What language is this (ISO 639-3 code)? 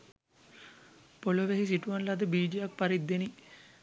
sin